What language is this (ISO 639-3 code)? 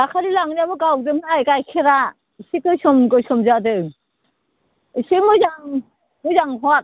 brx